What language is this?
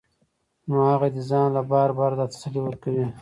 Pashto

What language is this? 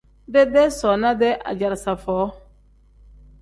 Tem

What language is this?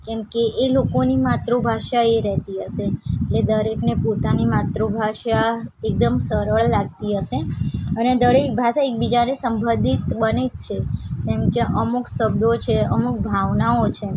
Gujarati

